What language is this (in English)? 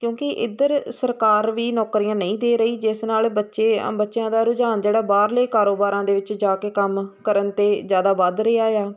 Punjabi